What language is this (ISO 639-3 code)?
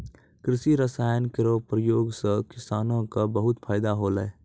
mai